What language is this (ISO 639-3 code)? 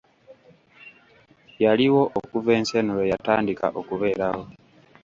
lug